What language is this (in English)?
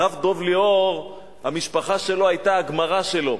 Hebrew